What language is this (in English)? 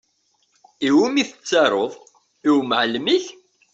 Kabyle